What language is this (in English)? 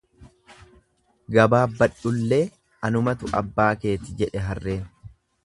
Oromo